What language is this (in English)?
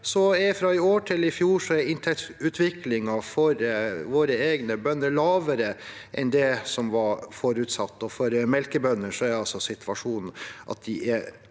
Norwegian